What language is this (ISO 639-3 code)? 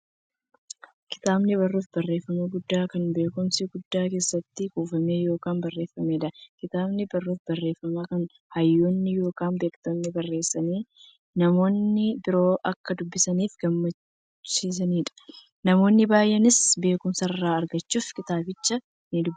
orm